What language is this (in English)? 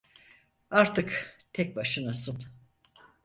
Turkish